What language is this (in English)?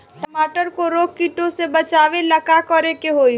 Bhojpuri